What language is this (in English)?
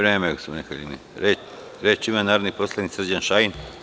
Serbian